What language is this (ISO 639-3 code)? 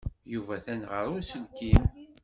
kab